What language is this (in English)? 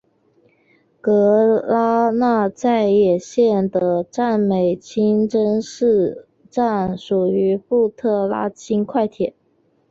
Chinese